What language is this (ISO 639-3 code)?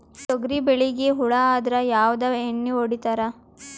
kan